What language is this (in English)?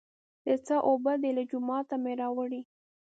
Pashto